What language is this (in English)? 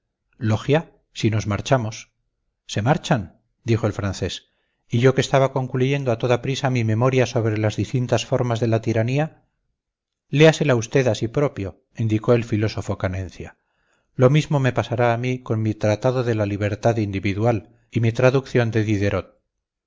Spanish